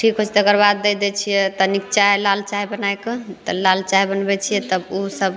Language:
Maithili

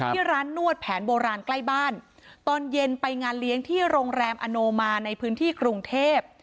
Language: Thai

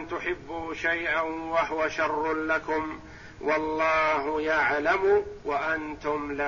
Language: Arabic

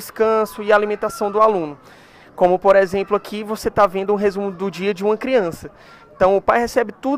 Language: Portuguese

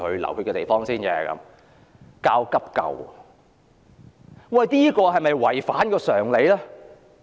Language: Cantonese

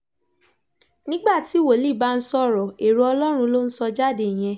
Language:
Yoruba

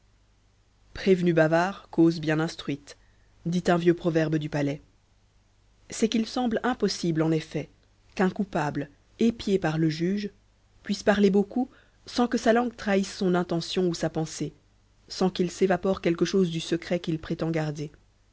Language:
French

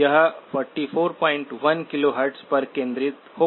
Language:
Hindi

